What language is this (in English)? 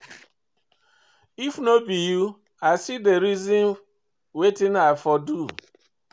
Nigerian Pidgin